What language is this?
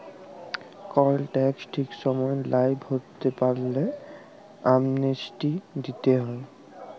Bangla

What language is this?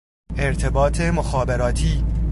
Persian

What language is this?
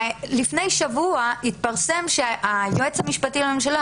Hebrew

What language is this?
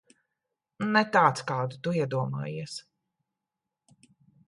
Latvian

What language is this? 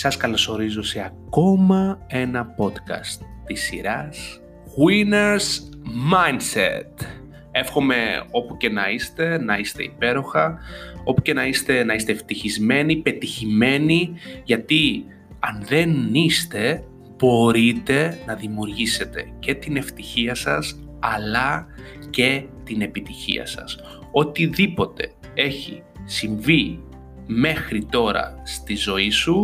Greek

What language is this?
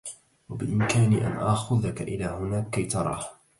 Arabic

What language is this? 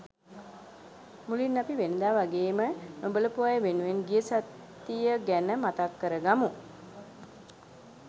Sinhala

